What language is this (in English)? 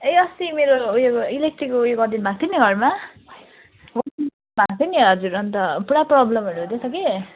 Nepali